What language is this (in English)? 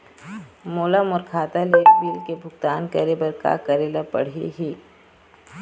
Chhattisgarhi